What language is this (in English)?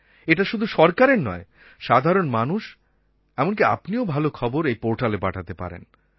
Bangla